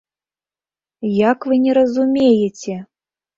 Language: Belarusian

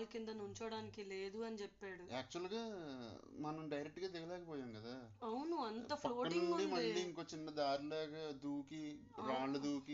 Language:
Telugu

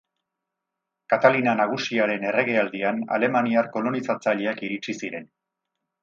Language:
Basque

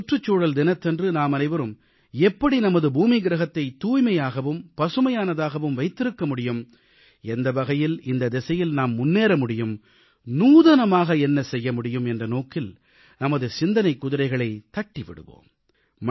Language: Tamil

